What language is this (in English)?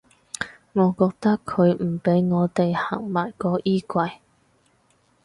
Cantonese